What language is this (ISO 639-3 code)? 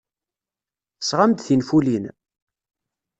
kab